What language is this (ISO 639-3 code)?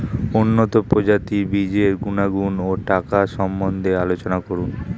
ben